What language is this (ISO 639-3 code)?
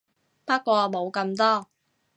yue